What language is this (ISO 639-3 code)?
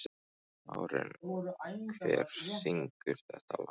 isl